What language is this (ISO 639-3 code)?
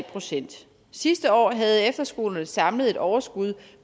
dan